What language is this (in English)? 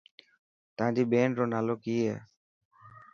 Dhatki